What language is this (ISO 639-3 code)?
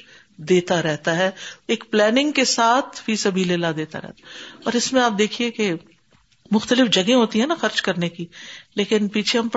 urd